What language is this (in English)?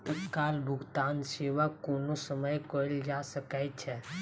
Maithili